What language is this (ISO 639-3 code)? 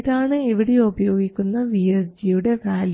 mal